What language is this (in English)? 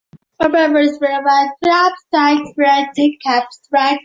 Chinese